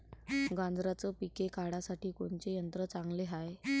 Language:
Marathi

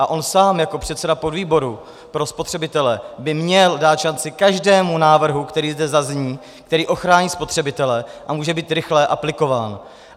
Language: Czech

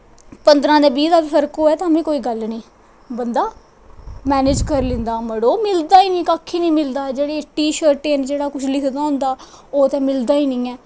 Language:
Dogri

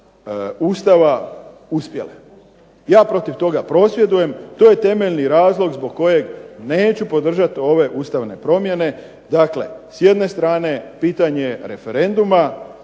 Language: Croatian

